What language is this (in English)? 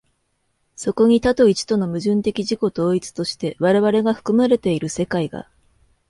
Japanese